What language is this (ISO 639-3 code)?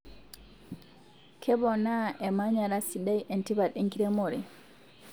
mas